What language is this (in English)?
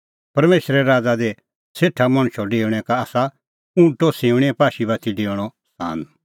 Kullu Pahari